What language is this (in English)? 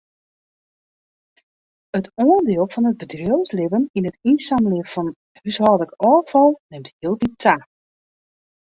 Western Frisian